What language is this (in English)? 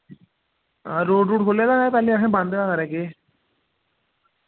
Dogri